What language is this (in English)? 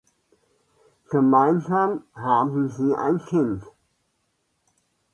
German